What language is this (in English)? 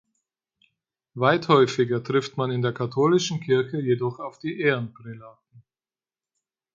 German